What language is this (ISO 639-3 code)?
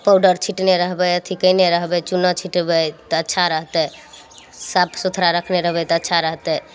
mai